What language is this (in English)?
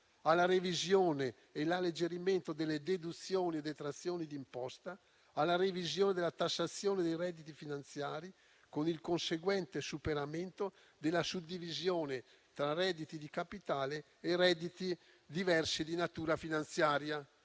Italian